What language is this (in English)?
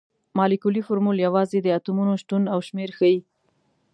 Pashto